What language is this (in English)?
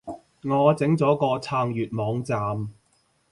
Cantonese